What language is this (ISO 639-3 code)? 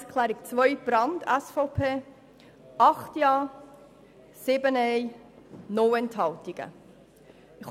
gsw